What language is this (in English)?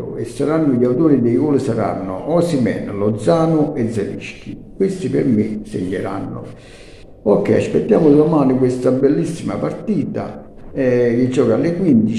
Italian